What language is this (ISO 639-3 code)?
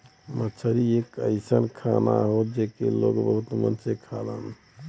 bho